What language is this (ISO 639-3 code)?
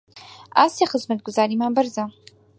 ckb